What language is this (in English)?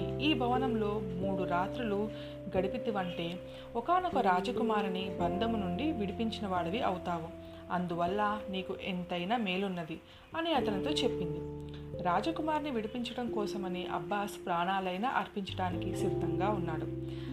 Telugu